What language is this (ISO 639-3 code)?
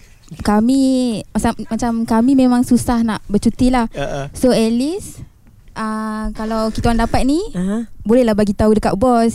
msa